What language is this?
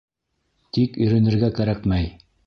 Bashkir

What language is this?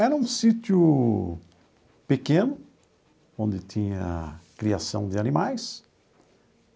Portuguese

